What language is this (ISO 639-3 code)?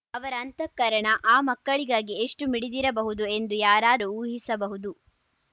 kan